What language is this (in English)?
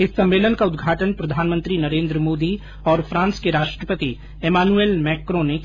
Hindi